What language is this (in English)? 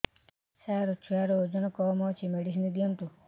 Odia